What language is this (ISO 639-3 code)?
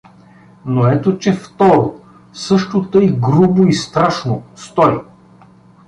bul